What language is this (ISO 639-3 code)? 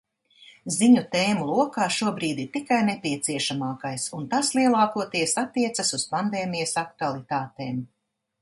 lav